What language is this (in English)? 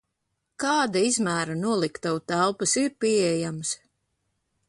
Latvian